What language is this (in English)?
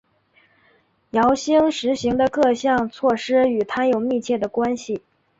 Chinese